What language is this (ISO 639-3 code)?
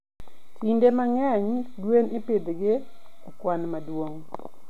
luo